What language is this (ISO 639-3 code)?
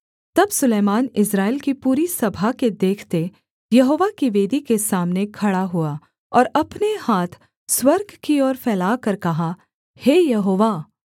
hin